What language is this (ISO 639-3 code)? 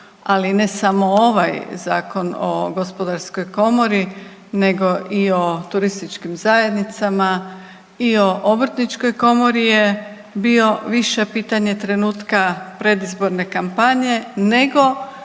hrv